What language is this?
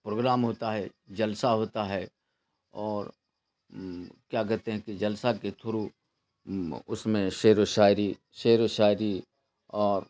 Urdu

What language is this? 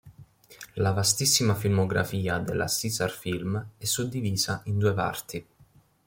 Italian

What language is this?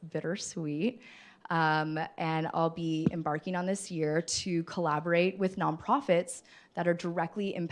English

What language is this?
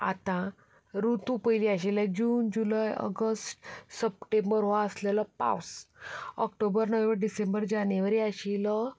Konkani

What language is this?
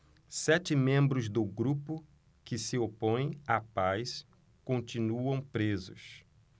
Portuguese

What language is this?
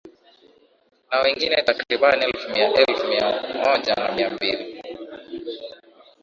Swahili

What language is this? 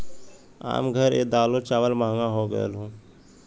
Bhojpuri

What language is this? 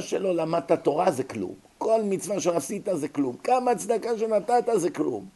Hebrew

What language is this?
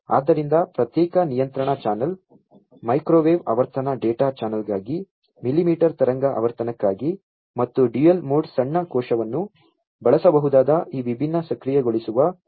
Kannada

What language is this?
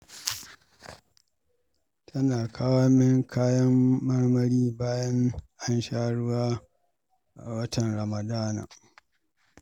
Hausa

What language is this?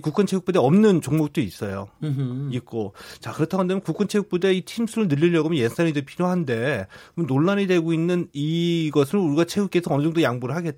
Korean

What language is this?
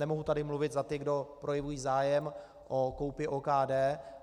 Czech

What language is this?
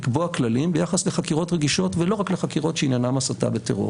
Hebrew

